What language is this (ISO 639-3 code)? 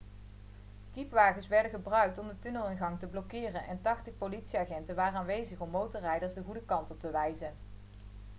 nld